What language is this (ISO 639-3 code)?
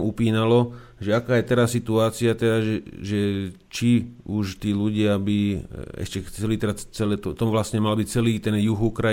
slk